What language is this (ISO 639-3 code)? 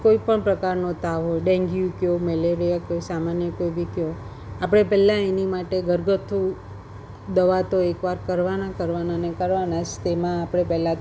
guj